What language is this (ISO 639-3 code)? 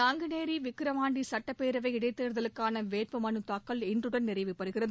tam